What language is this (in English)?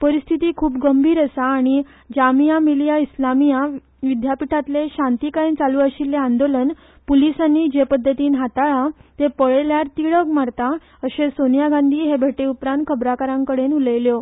Konkani